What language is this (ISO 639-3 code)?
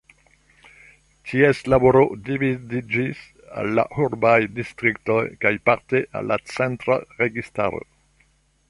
epo